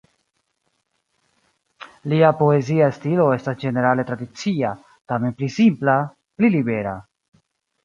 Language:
Esperanto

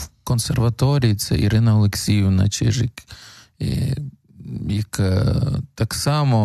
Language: Ukrainian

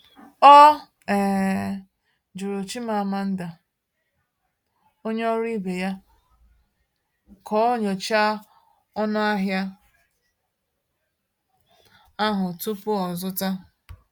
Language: Igbo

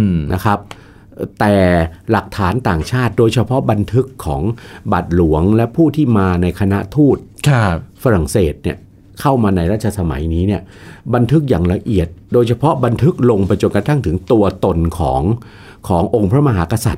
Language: Thai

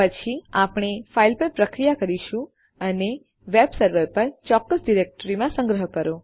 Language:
Gujarati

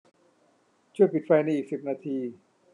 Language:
Thai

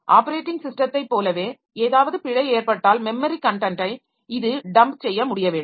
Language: Tamil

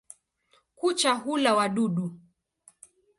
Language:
Swahili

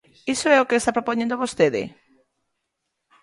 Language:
Galician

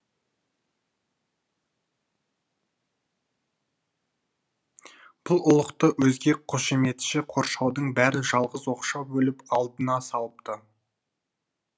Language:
Kazakh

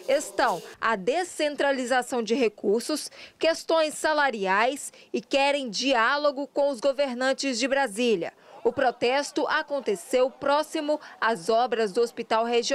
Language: Portuguese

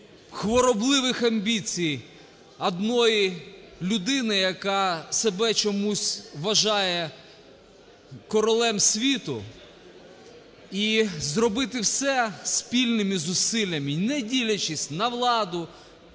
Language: Ukrainian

